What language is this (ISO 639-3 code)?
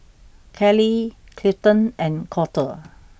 eng